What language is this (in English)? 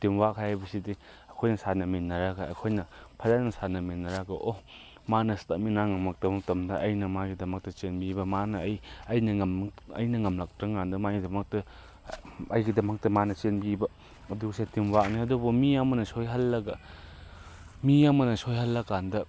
Manipuri